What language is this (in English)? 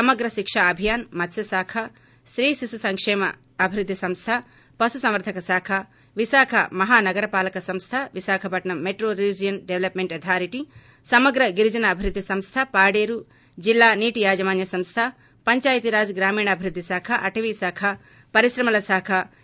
Telugu